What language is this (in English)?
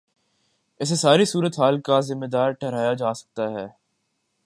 Urdu